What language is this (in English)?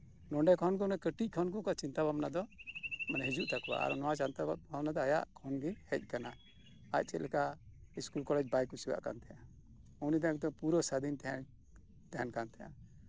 Santali